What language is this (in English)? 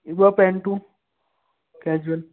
Sindhi